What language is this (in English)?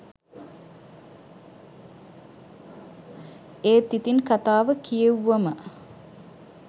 Sinhala